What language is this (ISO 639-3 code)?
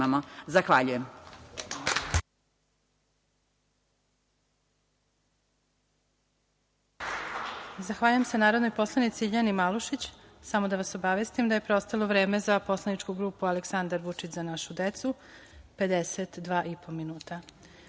srp